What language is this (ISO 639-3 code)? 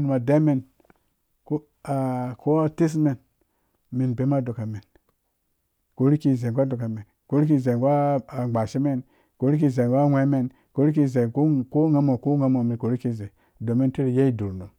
ldb